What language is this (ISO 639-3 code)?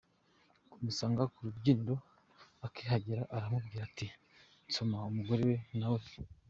kin